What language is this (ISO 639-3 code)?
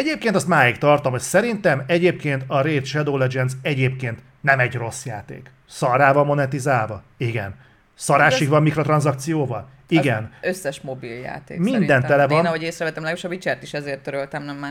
hun